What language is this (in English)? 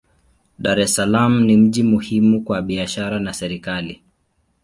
Swahili